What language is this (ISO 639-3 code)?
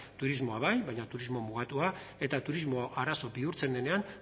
eus